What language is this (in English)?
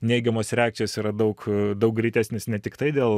Lithuanian